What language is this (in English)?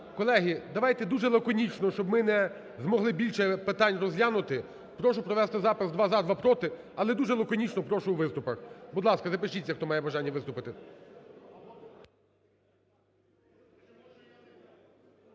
Ukrainian